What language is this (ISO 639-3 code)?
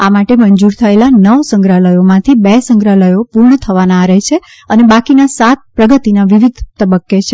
guj